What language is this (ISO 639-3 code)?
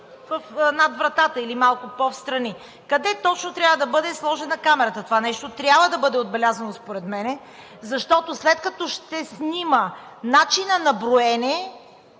bul